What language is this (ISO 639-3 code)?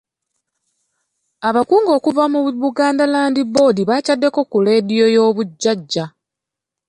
lug